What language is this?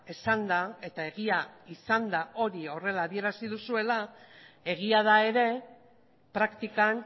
Basque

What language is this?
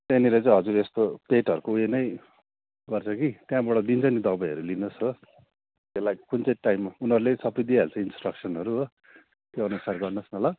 Nepali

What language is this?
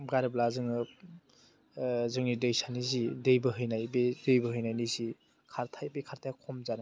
Bodo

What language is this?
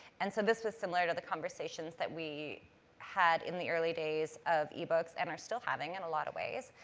English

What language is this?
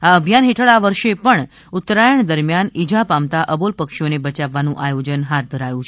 Gujarati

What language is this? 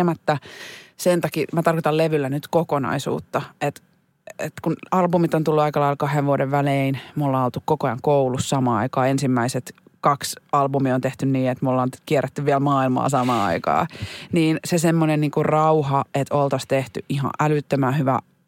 Finnish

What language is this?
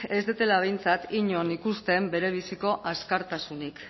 Basque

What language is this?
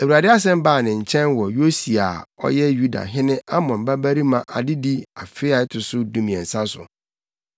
Akan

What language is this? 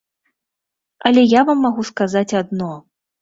Belarusian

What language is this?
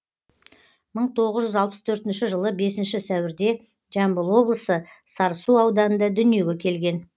Kazakh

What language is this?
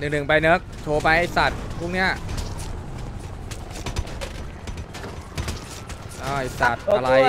Thai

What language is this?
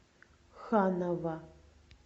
Russian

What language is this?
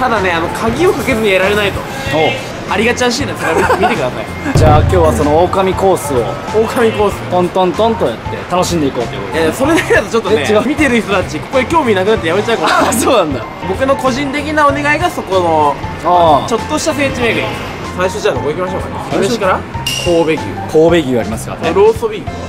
Japanese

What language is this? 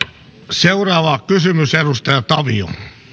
Finnish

